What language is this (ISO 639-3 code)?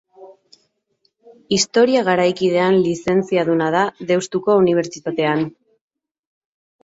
eus